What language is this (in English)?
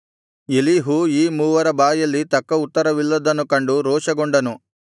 Kannada